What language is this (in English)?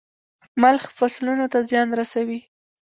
Pashto